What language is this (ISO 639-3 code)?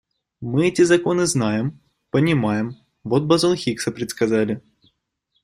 rus